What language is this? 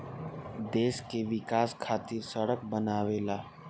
Bhojpuri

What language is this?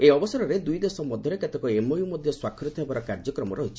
Odia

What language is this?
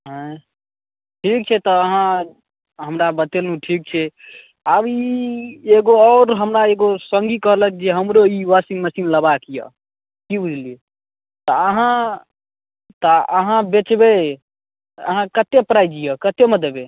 Maithili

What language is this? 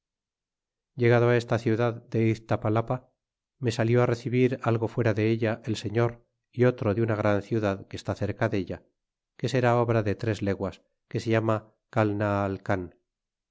Spanish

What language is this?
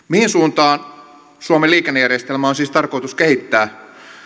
Finnish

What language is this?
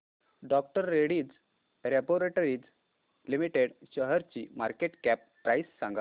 Marathi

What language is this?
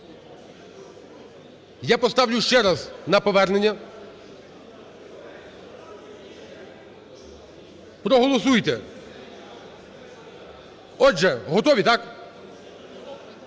Ukrainian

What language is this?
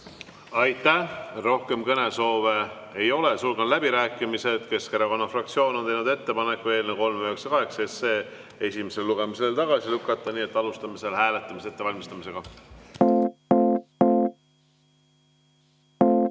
Estonian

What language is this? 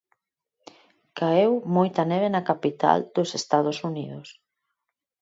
Galician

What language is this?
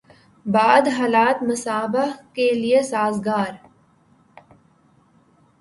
Urdu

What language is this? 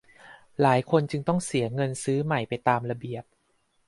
Thai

